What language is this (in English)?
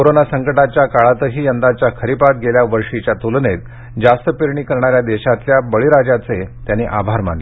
Marathi